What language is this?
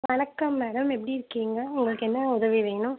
Tamil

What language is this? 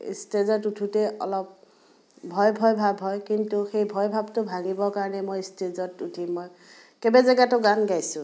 Assamese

